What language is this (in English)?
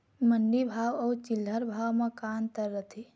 Chhattisgarhi